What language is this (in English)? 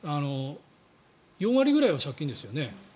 Japanese